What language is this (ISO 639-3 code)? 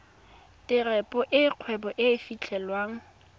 tsn